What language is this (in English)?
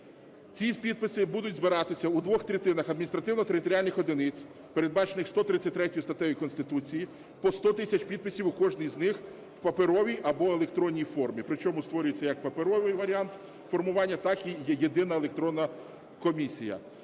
Ukrainian